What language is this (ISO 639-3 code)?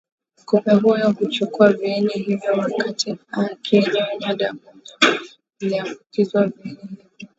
swa